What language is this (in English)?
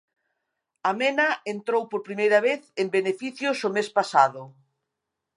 Galician